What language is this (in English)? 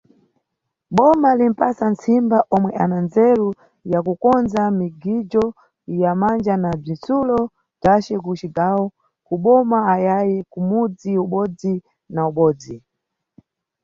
Nyungwe